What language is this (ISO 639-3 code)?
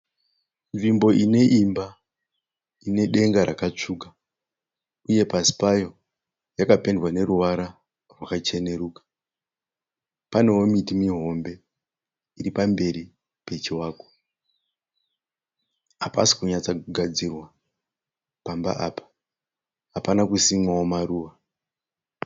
sna